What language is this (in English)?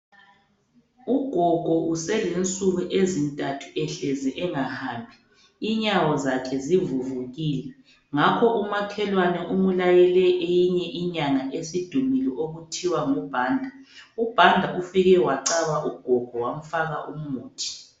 North Ndebele